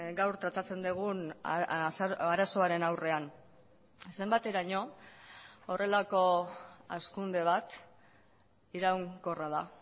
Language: Basque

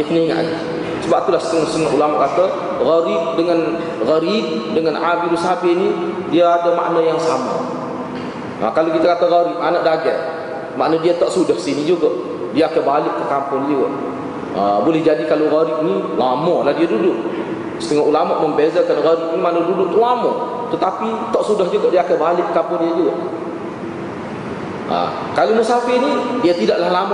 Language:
Malay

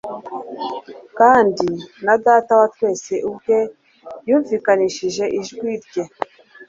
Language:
Kinyarwanda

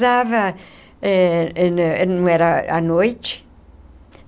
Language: Portuguese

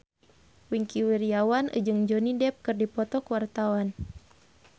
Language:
Sundanese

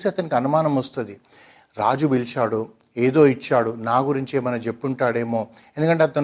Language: Telugu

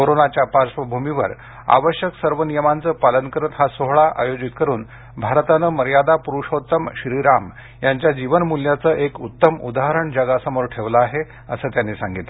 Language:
Marathi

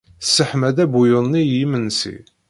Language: Kabyle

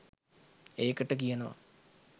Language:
Sinhala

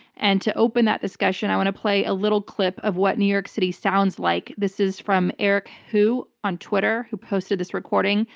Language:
English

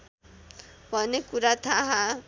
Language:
Nepali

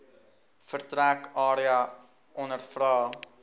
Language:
Afrikaans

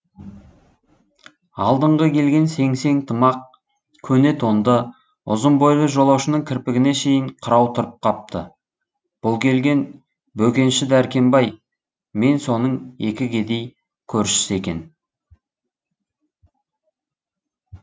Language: Kazakh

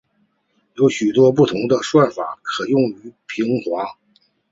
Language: Chinese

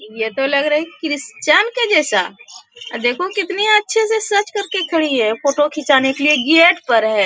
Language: Hindi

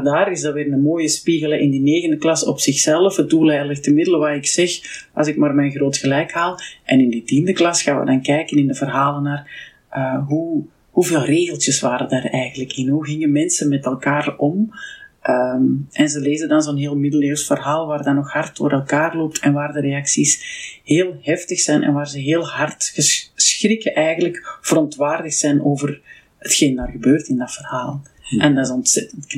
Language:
Dutch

